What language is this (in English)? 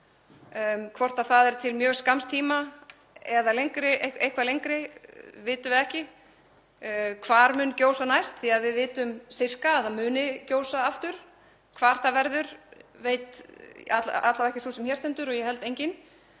Icelandic